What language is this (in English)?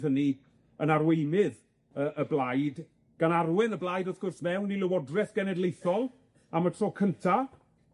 Welsh